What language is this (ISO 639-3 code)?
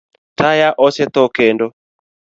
luo